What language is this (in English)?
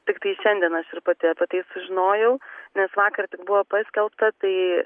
Lithuanian